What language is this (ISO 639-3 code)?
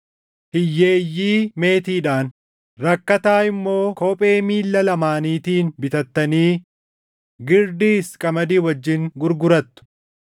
orm